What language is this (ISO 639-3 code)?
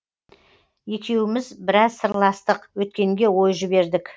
kaz